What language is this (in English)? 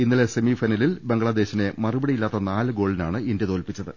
Malayalam